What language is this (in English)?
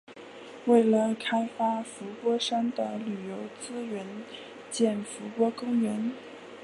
Chinese